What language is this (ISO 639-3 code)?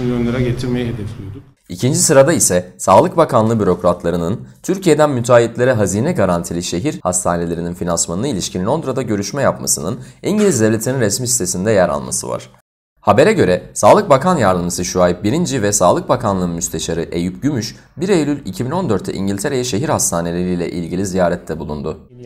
tur